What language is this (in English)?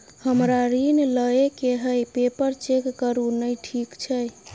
Maithili